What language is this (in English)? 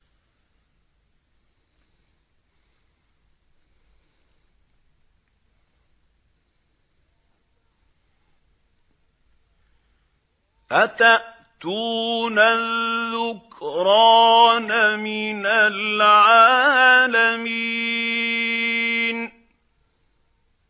Arabic